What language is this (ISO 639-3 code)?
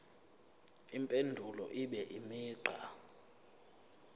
zul